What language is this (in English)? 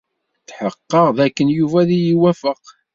Kabyle